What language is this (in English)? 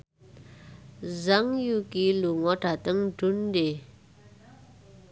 Javanese